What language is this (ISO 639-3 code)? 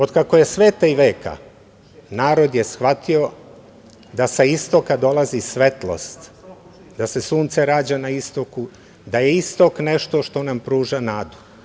srp